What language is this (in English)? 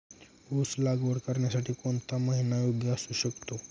Marathi